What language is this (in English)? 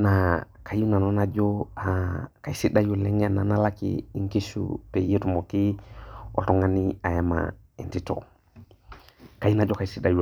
Masai